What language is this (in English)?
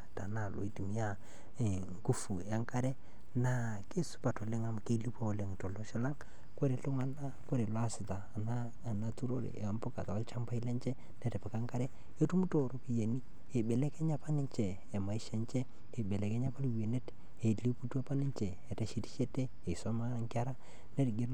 Masai